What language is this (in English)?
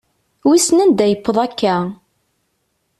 Kabyle